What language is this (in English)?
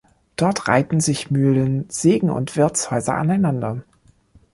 German